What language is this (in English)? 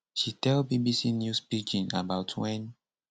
Nigerian Pidgin